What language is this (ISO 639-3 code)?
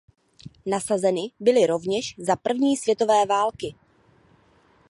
ces